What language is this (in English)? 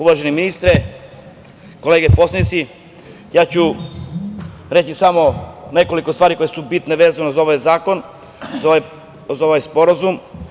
Serbian